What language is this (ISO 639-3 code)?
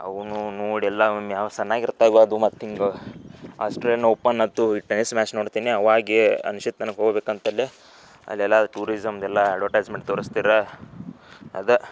kan